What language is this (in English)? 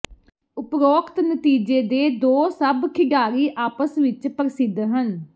Punjabi